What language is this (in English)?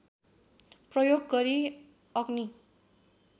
Nepali